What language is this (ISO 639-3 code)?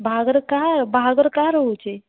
ori